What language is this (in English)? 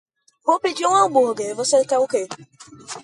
Portuguese